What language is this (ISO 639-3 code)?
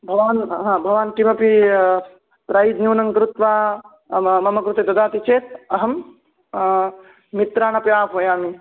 san